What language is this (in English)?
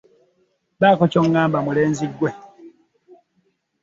Ganda